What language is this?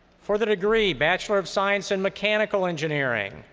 English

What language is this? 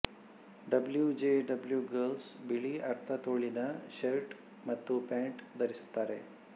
Kannada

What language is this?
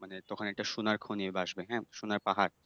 Bangla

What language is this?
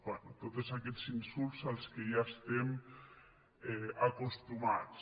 Catalan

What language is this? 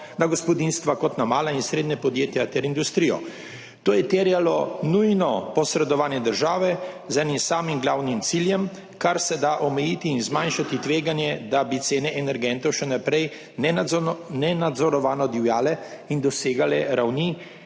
Slovenian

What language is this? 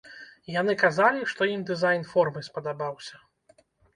Belarusian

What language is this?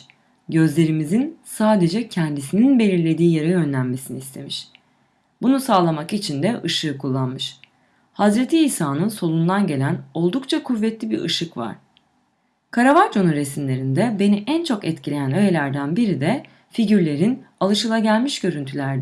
Turkish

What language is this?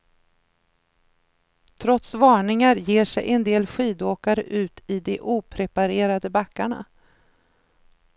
Swedish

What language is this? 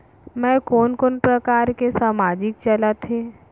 Chhattisgarhi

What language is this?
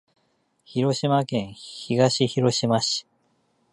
Japanese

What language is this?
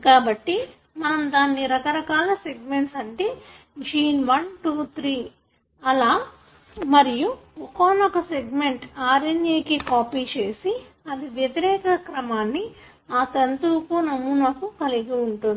Telugu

